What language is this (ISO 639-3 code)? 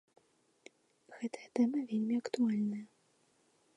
bel